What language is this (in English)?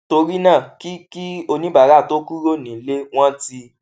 Yoruba